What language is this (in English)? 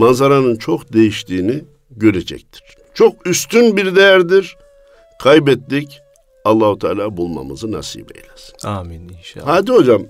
Turkish